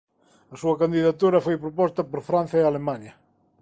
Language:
Galician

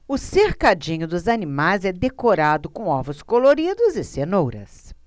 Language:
Portuguese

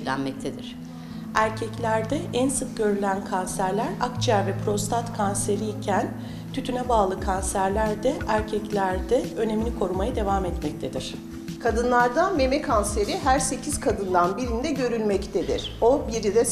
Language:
Turkish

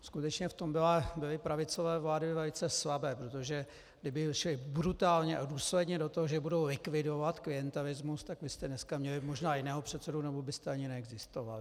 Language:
Czech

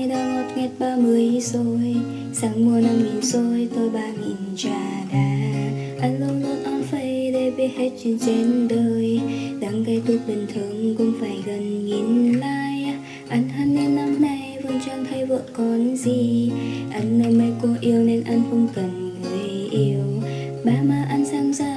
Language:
Vietnamese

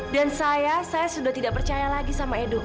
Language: Indonesian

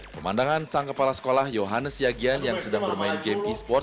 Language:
Indonesian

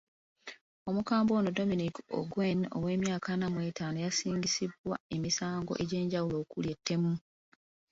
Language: Ganda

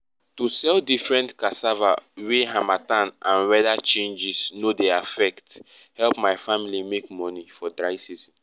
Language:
Nigerian Pidgin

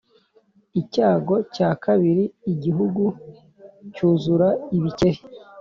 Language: Kinyarwanda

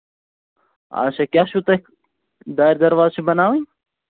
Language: Kashmiri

